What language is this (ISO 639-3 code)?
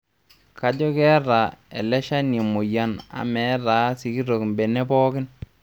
mas